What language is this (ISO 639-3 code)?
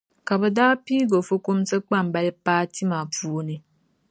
dag